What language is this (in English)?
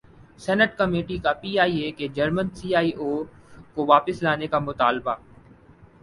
Urdu